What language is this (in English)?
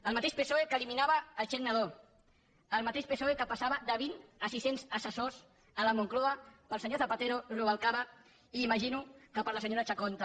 Catalan